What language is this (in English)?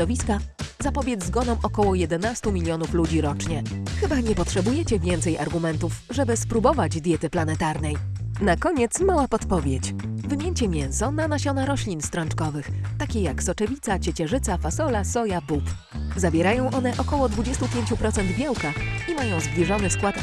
Polish